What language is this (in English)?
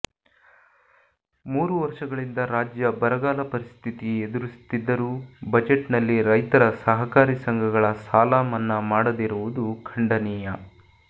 Kannada